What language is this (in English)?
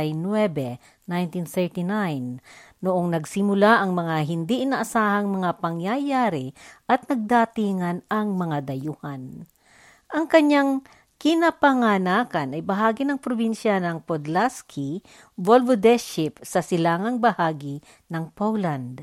Filipino